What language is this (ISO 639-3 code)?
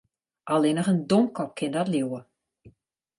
fry